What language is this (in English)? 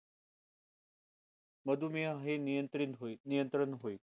Marathi